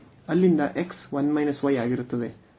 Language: Kannada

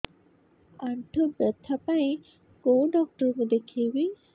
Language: Odia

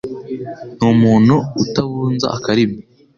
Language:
Kinyarwanda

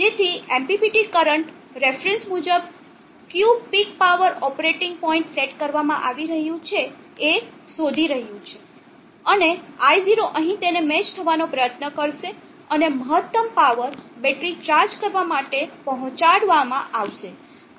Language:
Gujarati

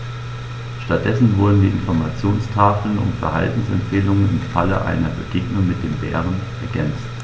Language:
German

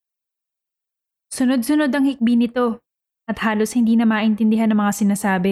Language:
Filipino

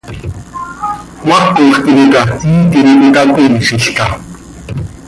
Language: Seri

